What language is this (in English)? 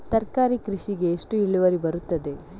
Kannada